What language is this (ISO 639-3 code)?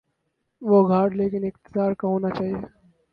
urd